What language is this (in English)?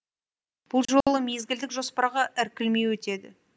Kazakh